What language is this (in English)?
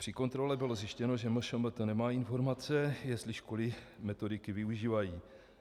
Czech